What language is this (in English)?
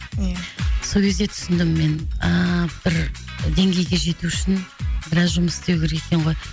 Kazakh